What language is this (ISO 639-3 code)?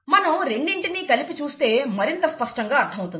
tel